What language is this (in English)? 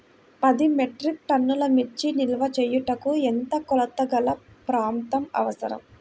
Telugu